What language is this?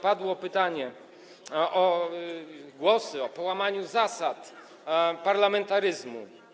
Polish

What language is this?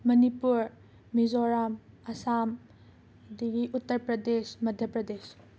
Manipuri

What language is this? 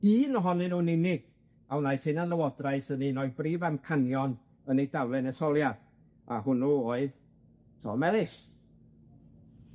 Welsh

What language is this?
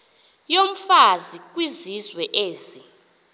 Xhosa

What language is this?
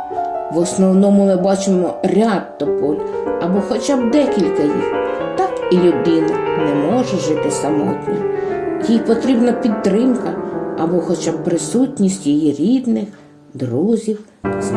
Ukrainian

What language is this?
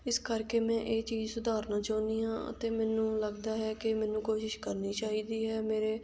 Punjabi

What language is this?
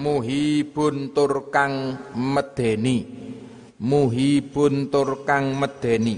Indonesian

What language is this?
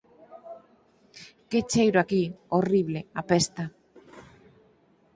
Galician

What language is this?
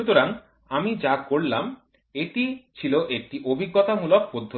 Bangla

